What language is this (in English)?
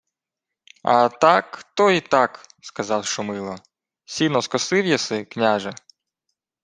Ukrainian